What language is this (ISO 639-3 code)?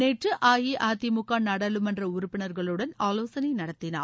tam